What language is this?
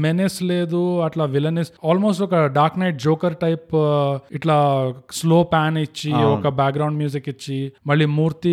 Telugu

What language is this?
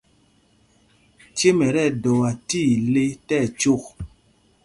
Mpumpong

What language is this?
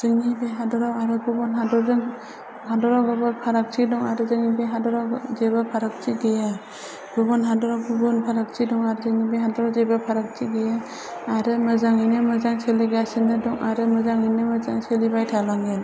Bodo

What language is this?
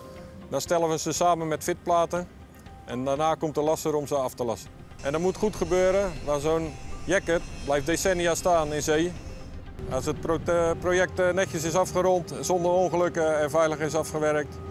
Dutch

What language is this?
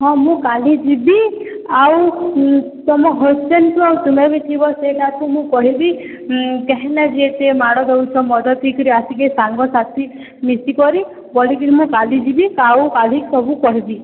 Odia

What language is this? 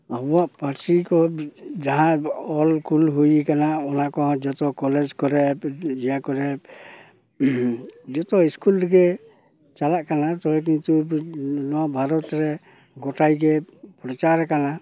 Santali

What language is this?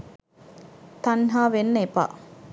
Sinhala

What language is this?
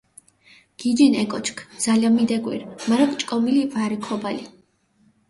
Mingrelian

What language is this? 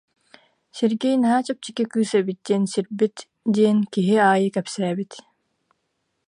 Yakut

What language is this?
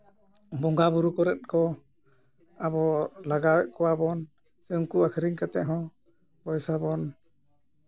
Santali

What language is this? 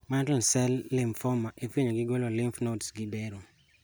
Luo (Kenya and Tanzania)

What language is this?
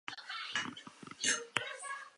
Basque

